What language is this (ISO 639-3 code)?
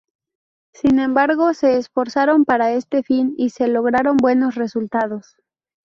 spa